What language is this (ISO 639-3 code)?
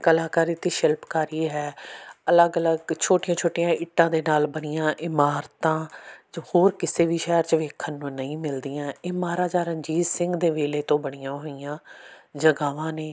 pan